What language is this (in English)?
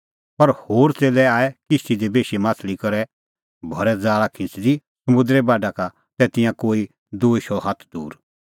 Kullu Pahari